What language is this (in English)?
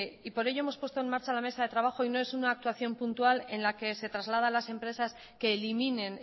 Spanish